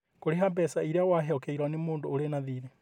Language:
Kikuyu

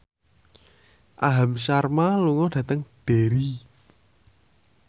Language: Javanese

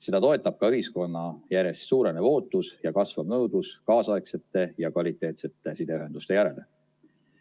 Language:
Estonian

